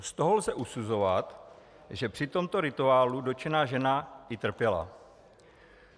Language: Czech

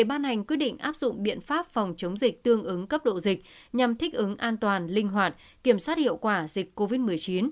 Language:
Vietnamese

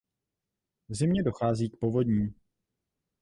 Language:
Czech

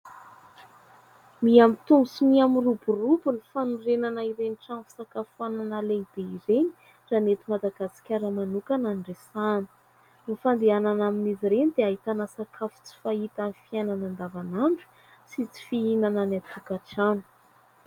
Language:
Malagasy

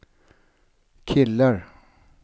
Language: Swedish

